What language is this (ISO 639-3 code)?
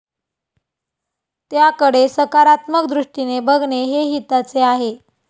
mar